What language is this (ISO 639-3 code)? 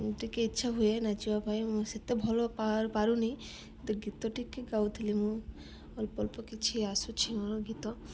ori